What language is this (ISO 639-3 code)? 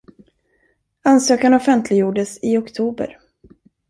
swe